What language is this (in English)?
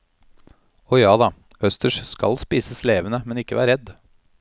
Norwegian